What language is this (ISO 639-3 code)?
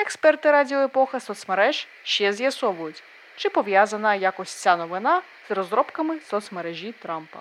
ukr